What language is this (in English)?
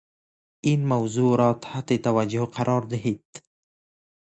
Persian